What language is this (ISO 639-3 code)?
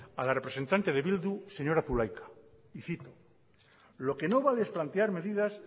spa